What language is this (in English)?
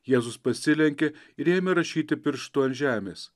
Lithuanian